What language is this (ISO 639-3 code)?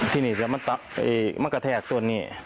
tha